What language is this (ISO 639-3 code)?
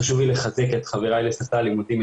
heb